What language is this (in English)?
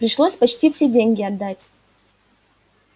Russian